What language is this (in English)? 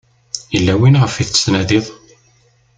Kabyle